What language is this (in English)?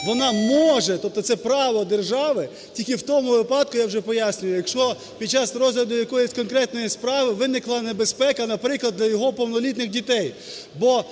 Ukrainian